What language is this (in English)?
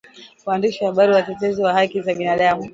Swahili